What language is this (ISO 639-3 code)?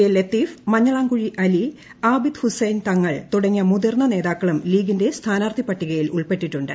mal